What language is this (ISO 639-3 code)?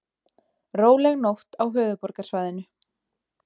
isl